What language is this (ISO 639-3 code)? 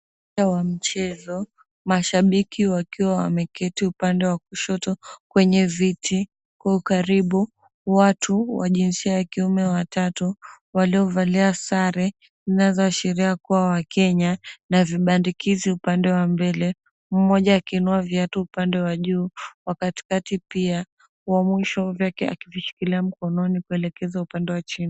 swa